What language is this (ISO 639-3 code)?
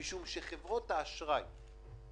heb